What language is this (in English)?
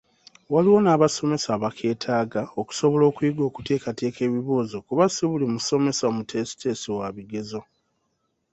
Ganda